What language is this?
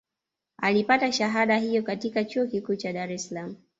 Swahili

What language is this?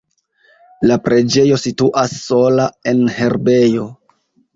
Esperanto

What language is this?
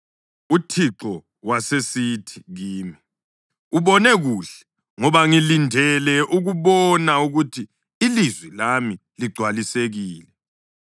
North Ndebele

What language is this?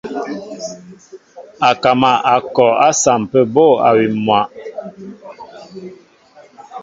Mbo (Cameroon)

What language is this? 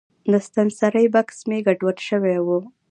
Pashto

